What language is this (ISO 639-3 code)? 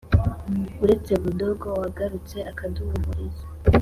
kin